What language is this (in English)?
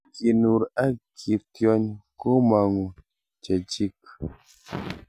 Kalenjin